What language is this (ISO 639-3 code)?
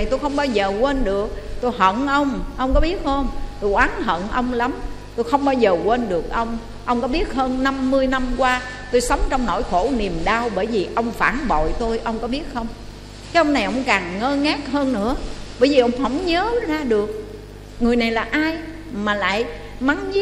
vie